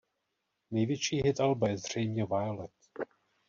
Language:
Czech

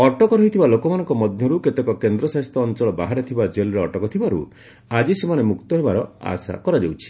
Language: Odia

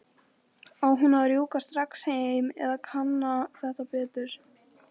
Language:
Icelandic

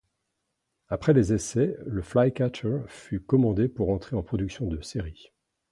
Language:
French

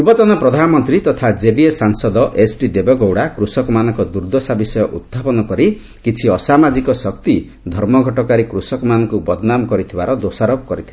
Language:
Odia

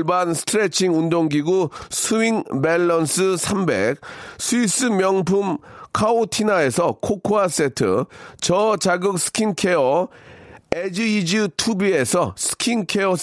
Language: Korean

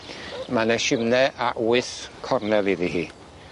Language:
Welsh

